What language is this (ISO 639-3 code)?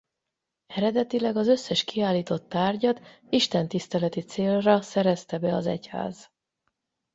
hun